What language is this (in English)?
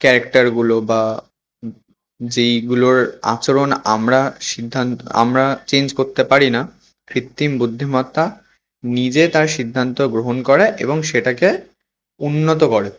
Bangla